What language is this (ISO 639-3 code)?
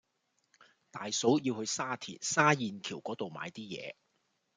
yue